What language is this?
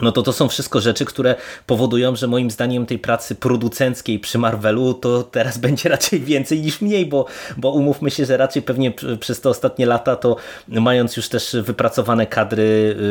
Polish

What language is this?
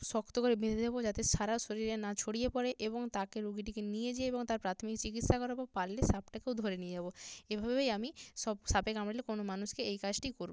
Bangla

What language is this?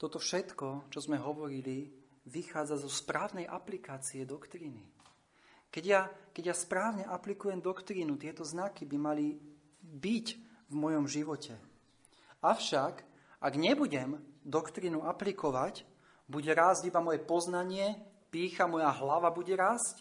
Slovak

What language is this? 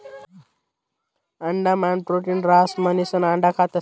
Marathi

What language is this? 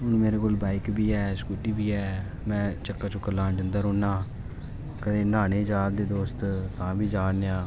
Dogri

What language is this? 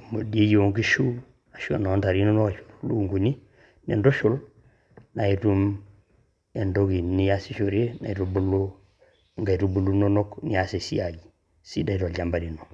Masai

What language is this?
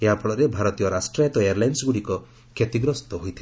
Odia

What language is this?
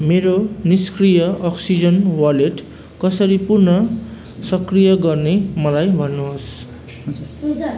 Nepali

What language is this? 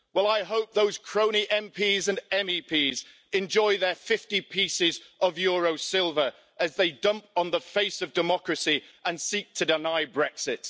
English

